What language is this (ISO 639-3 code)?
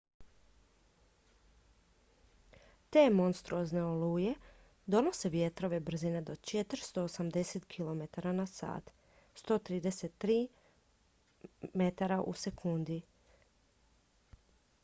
hrv